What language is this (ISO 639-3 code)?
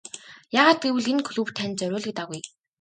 mon